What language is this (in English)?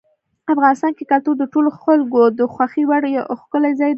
Pashto